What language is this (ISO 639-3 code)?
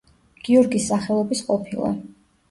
kat